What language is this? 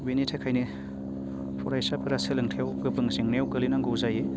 Bodo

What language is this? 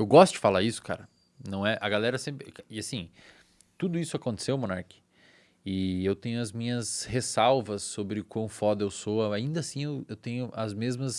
Portuguese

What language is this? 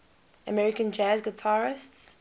English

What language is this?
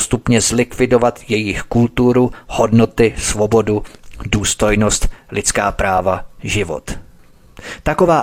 Czech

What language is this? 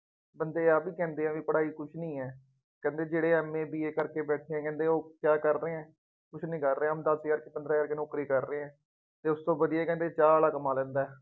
Punjabi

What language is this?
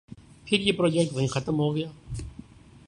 Urdu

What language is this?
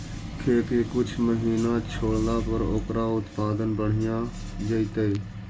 Magahi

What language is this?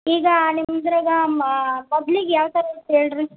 Kannada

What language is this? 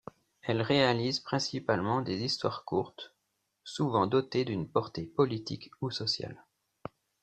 French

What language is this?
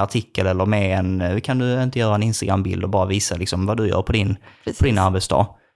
Swedish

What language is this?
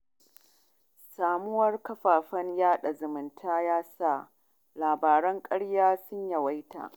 Hausa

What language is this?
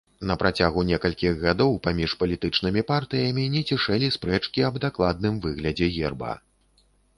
Belarusian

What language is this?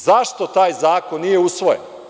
Serbian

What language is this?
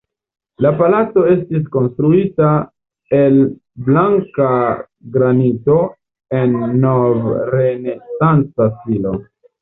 Esperanto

